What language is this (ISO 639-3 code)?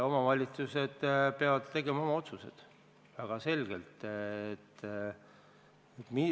est